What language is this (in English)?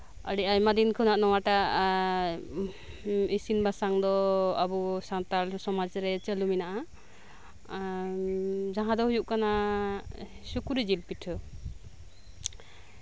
Santali